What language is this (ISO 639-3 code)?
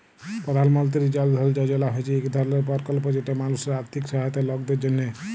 ben